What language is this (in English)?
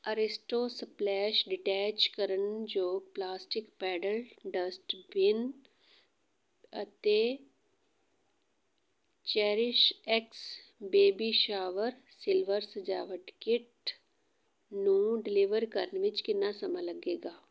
Punjabi